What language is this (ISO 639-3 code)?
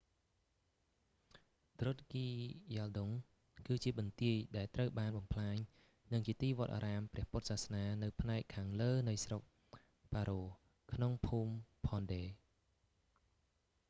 khm